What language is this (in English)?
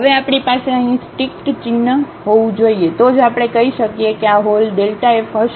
Gujarati